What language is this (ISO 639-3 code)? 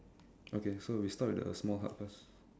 eng